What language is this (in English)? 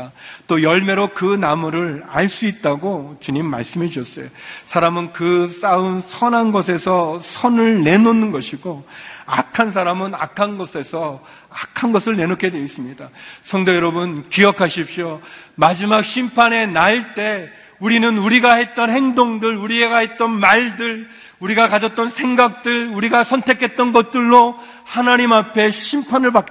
Korean